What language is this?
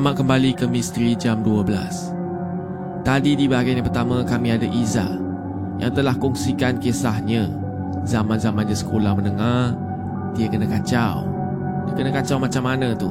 Malay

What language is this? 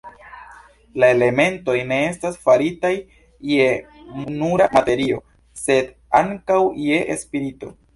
Esperanto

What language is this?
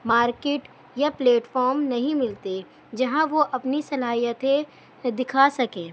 Urdu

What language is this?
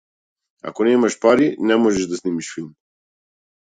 Macedonian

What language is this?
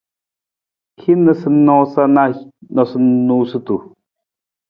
Nawdm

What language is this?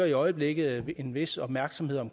Danish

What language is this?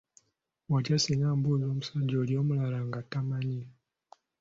Ganda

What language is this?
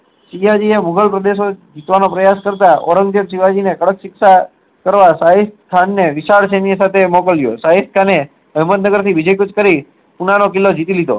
Gujarati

